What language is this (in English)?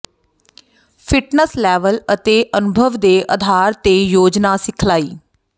Punjabi